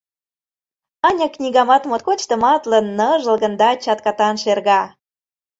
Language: Mari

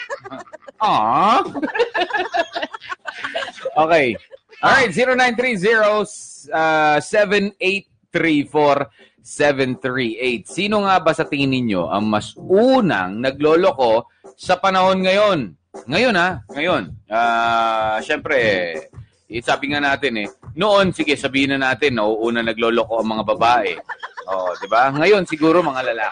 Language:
Filipino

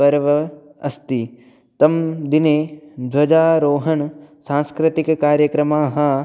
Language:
Sanskrit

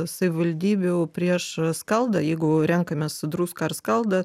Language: Lithuanian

